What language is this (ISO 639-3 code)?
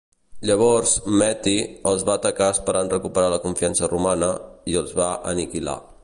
cat